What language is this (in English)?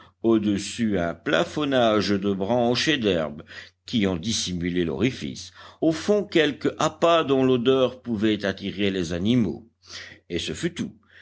French